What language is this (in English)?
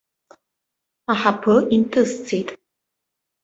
Abkhazian